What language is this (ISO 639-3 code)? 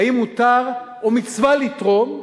heb